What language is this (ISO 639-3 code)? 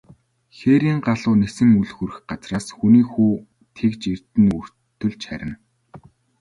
mon